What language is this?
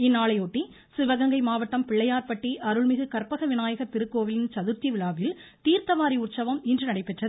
Tamil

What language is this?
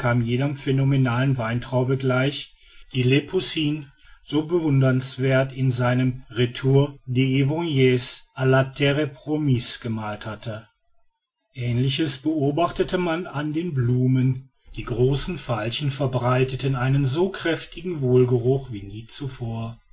German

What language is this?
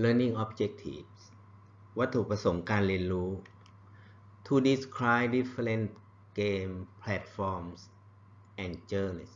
Thai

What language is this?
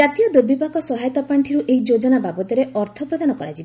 Odia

